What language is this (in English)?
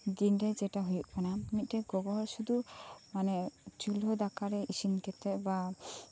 Santali